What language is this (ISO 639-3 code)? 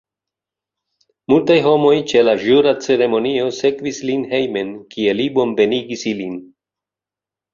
epo